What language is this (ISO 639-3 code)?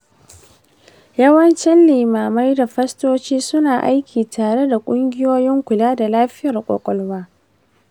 hau